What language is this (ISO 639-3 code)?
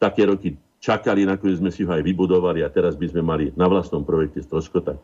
slk